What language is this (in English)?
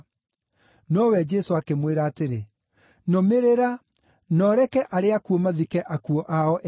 Kikuyu